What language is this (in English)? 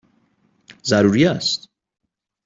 Persian